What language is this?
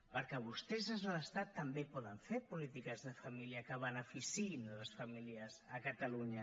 Catalan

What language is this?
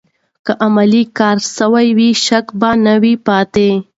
Pashto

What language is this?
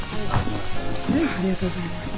Japanese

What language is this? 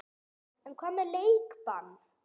Icelandic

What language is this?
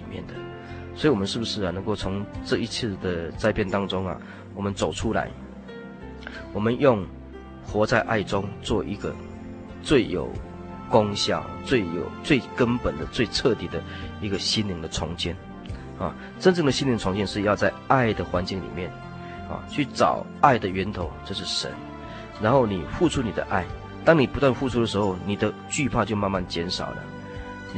Chinese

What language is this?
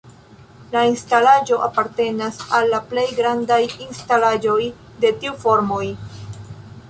Esperanto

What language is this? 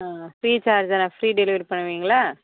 Tamil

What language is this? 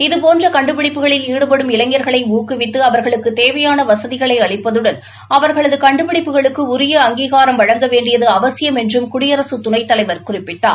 Tamil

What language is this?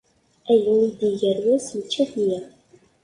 Kabyle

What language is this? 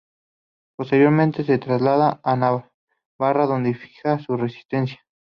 Spanish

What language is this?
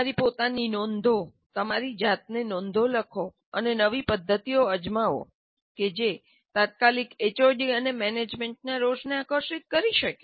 Gujarati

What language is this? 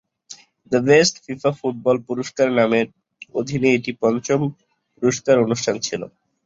Bangla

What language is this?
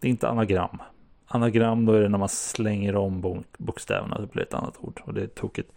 Swedish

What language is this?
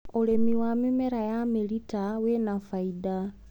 Kikuyu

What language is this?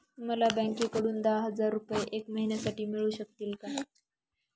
Marathi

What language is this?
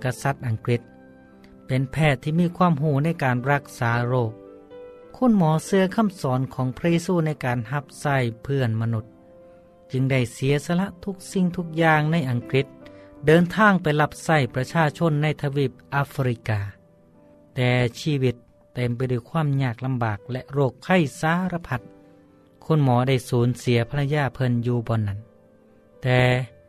Thai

